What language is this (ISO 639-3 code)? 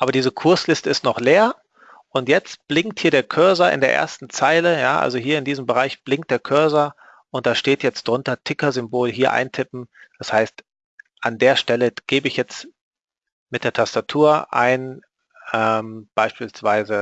deu